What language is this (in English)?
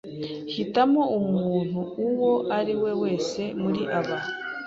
Kinyarwanda